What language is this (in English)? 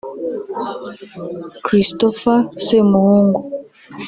Kinyarwanda